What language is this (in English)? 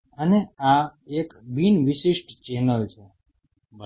Gujarati